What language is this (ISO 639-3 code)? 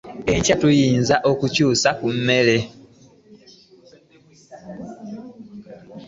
lug